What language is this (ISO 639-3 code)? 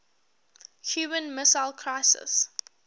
eng